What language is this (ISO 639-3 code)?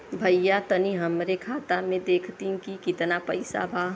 bho